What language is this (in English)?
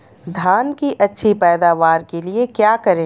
Hindi